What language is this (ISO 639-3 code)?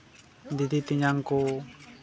sat